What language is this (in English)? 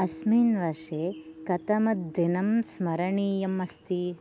Sanskrit